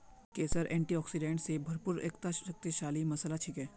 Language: Magahi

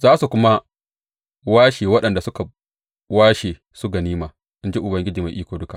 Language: Hausa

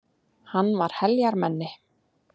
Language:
Icelandic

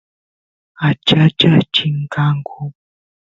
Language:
Santiago del Estero Quichua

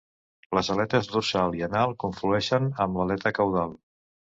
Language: Catalan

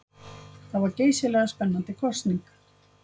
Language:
Icelandic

